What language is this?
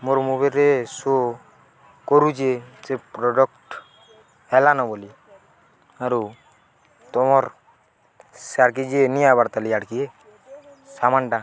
Odia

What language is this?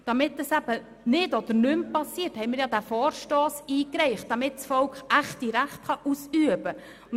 Swiss German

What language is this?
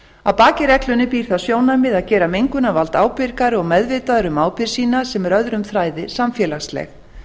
Icelandic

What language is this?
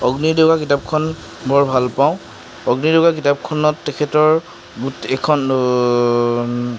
Assamese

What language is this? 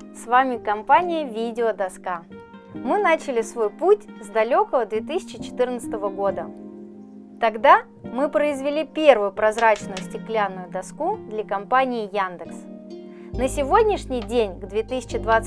Russian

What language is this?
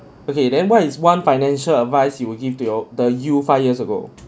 English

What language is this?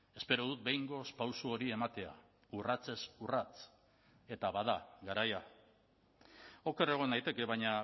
Basque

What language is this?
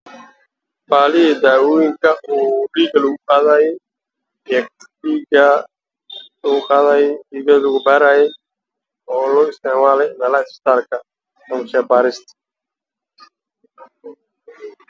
Somali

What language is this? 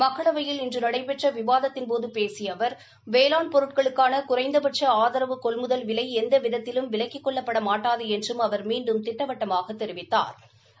Tamil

